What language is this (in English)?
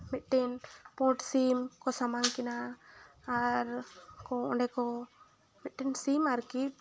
Santali